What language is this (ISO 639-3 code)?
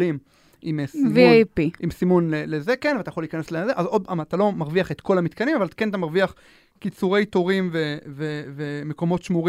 heb